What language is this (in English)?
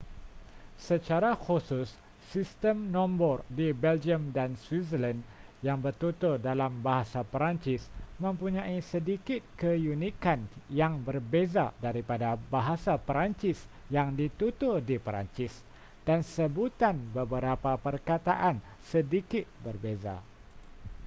Malay